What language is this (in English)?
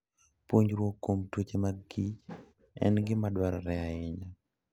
Luo (Kenya and Tanzania)